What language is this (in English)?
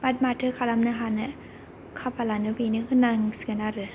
Bodo